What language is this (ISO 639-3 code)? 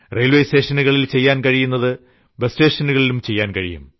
mal